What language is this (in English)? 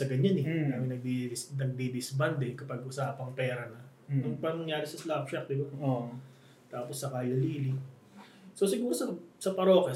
Filipino